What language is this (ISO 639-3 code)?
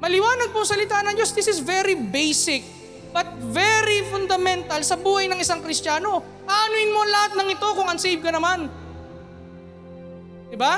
fil